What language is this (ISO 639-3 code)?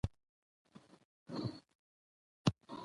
pus